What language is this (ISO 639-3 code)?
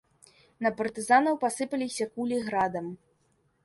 bel